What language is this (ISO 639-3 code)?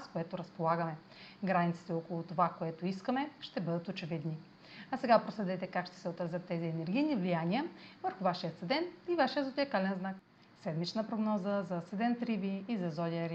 bul